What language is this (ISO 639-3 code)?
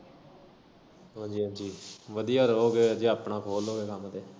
pan